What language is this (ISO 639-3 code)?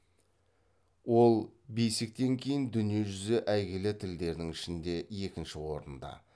kaz